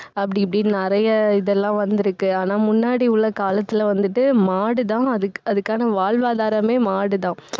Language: Tamil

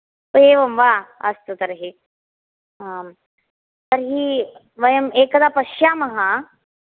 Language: Sanskrit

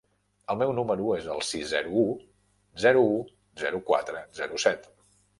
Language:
Catalan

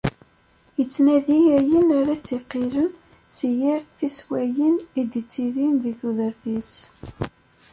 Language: Kabyle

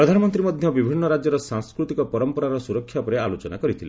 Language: Odia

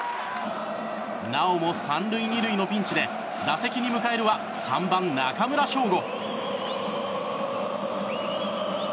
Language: Japanese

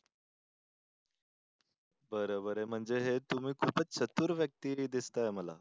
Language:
Marathi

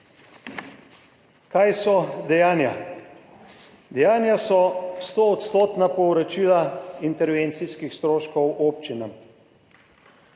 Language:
Slovenian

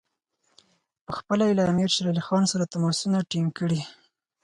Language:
Pashto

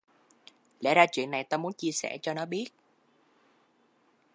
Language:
Vietnamese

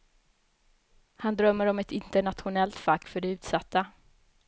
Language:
Swedish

